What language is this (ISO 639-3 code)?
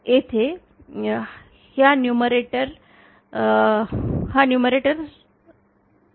mar